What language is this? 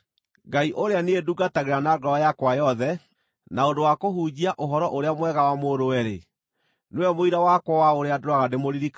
Kikuyu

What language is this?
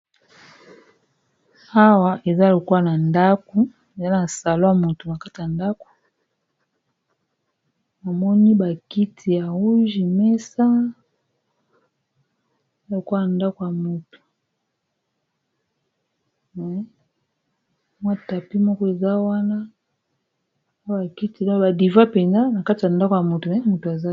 Lingala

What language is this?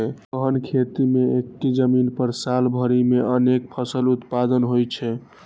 Maithili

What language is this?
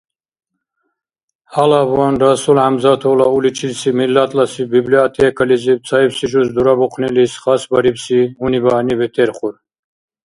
Dargwa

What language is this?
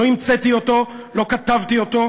Hebrew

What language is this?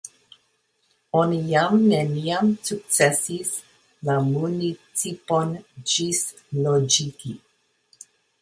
Esperanto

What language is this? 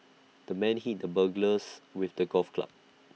English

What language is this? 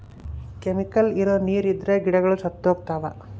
Kannada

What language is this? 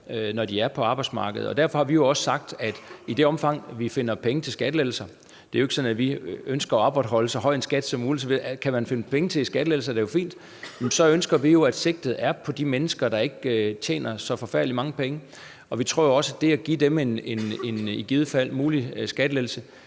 Danish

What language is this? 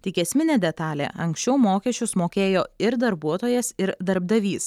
Lithuanian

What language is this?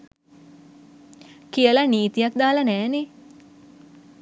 Sinhala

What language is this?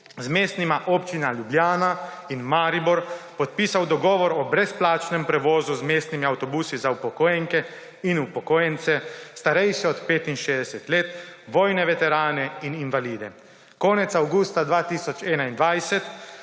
Slovenian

